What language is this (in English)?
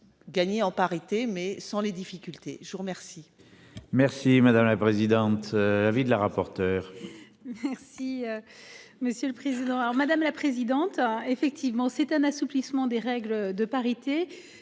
French